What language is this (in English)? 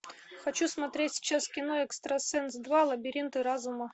Russian